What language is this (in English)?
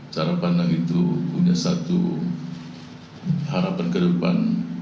Indonesian